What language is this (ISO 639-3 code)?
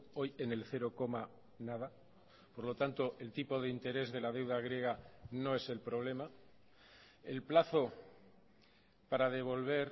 spa